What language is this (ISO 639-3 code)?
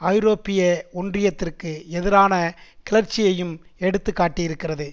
tam